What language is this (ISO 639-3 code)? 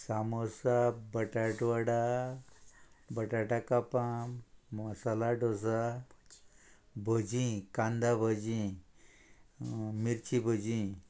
kok